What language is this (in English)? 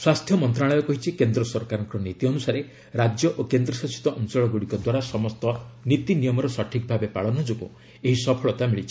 Odia